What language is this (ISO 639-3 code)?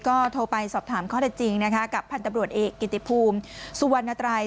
tha